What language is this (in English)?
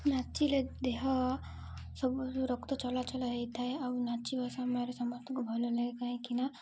Odia